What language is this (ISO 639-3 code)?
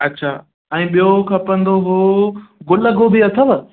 snd